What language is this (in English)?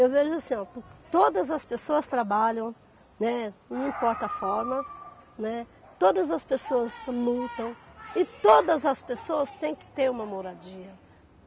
Portuguese